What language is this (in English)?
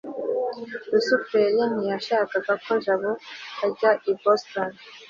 Kinyarwanda